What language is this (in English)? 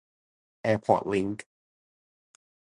Thai